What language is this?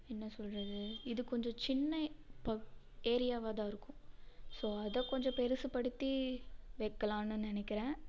Tamil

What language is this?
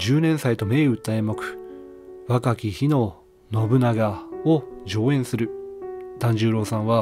Japanese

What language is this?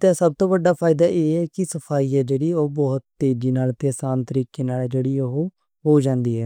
Western Panjabi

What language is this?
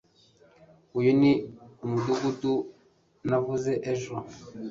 Kinyarwanda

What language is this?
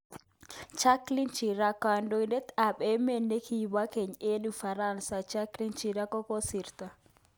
Kalenjin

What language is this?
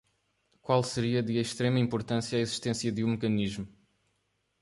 Portuguese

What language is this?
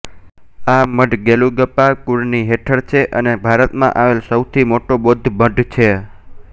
Gujarati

